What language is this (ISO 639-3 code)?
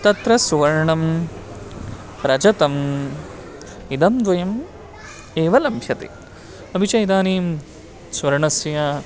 san